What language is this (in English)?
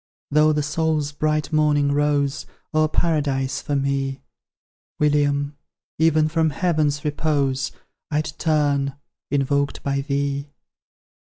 English